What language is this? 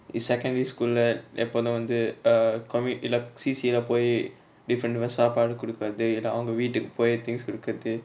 English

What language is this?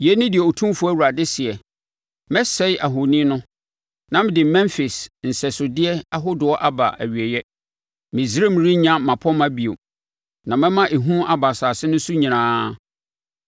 Akan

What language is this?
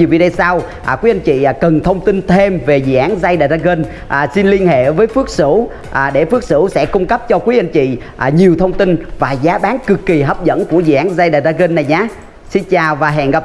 Vietnamese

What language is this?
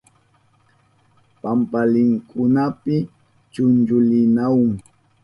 Southern Pastaza Quechua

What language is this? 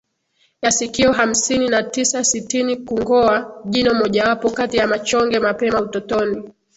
Swahili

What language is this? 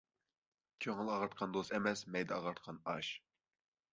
Uyghur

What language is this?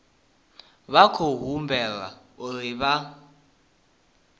Venda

